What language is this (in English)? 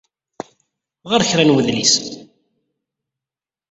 Kabyle